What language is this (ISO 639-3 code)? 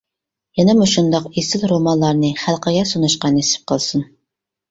uig